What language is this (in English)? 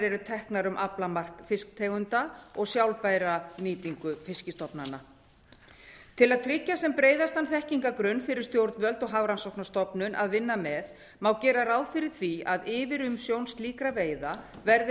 Icelandic